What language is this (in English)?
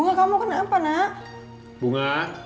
Indonesian